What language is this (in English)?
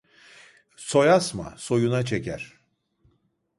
Turkish